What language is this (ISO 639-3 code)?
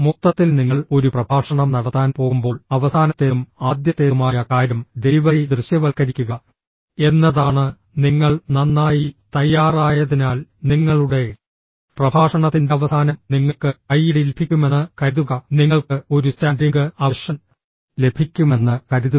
mal